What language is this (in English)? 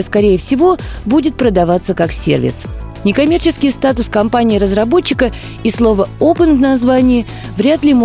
Russian